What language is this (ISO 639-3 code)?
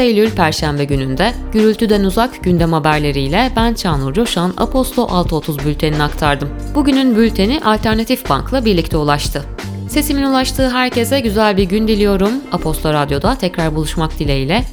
tur